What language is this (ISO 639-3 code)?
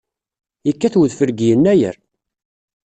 kab